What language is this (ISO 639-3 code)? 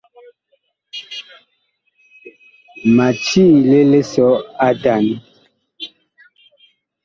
bkh